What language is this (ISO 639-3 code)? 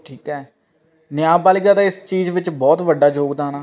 pan